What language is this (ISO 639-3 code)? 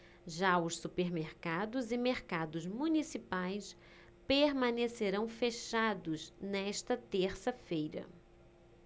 por